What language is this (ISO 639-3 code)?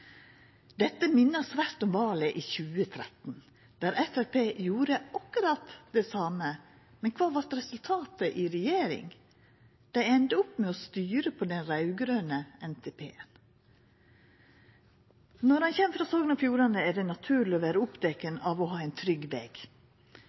nno